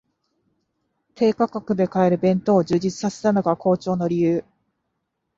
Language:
Japanese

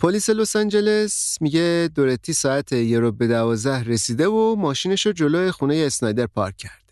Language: Persian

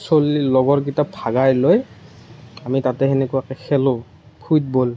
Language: Assamese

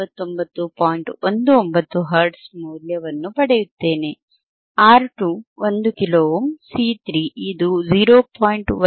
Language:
Kannada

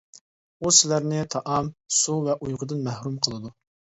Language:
Uyghur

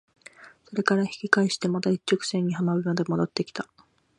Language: Japanese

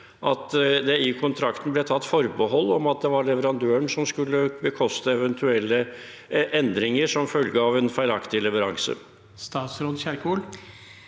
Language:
Norwegian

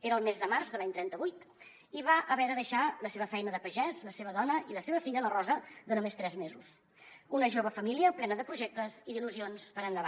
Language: Catalan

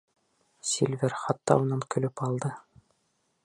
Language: Bashkir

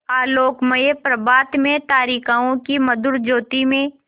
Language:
Hindi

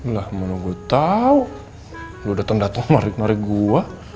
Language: Indonesian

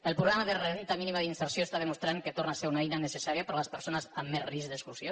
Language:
Catalan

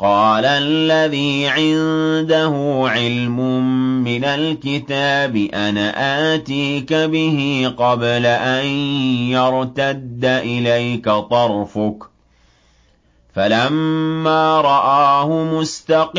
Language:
Arabic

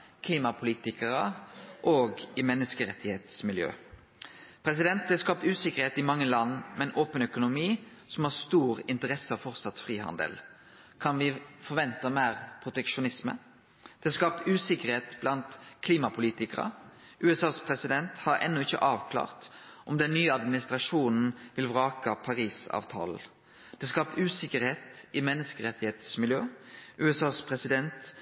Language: Norwegian Nynorsk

